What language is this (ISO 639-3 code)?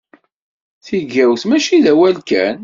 kab